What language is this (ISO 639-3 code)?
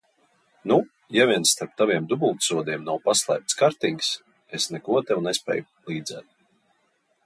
lav